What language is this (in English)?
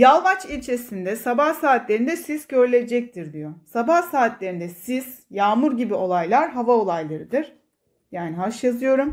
Turkish